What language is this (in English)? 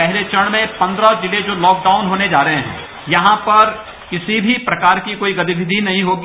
Hindi